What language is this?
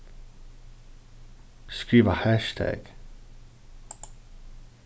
Faroese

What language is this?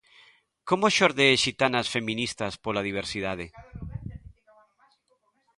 Galician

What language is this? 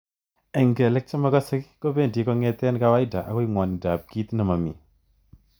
Kalenjin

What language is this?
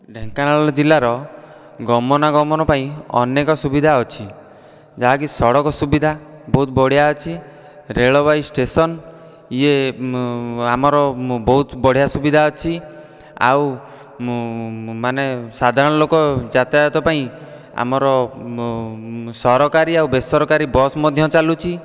Odia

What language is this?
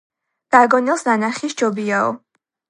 Georgian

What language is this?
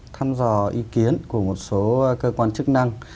Vietnamese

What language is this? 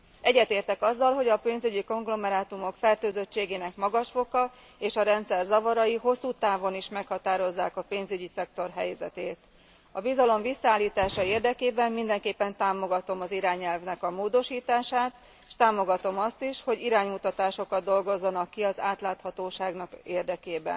Hungarian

